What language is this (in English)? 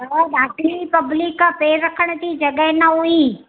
Sindhi